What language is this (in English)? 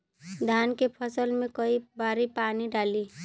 Bhojpuri